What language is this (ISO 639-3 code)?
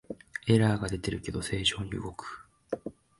jpn